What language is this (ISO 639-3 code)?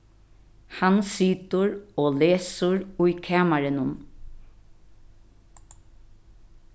fao